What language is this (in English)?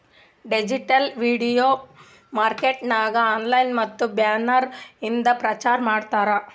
Kannada